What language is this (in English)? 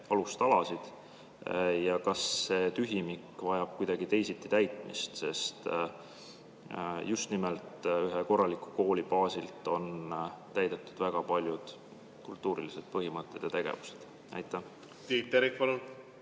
Estonian